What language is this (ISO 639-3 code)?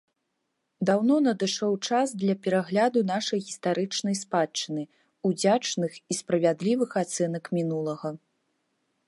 bel